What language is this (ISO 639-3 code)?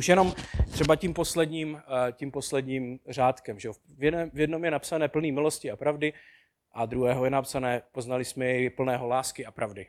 ces